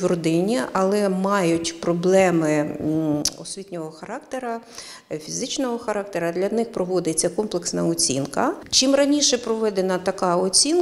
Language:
Ukrainian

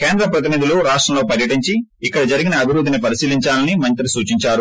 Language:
Telugu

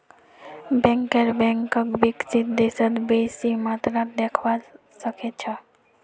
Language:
Magahi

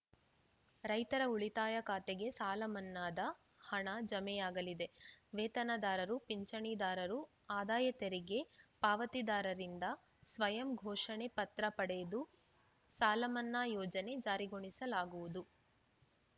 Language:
Kannada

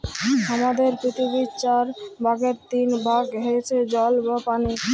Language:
Bangla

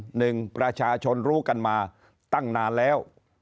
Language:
Thai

